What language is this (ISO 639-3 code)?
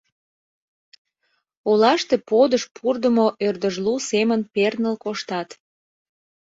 chm